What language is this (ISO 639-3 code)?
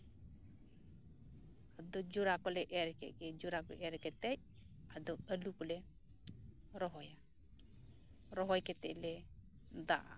sat